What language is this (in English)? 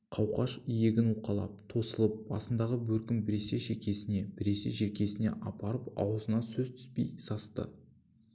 Kazakh